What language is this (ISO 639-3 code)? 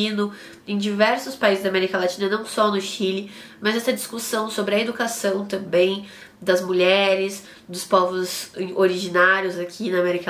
por